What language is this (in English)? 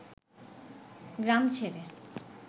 Bangla